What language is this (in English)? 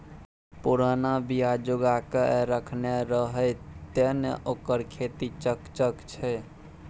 Maithili